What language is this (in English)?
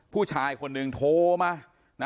Thai